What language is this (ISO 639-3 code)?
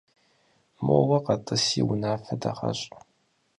kbd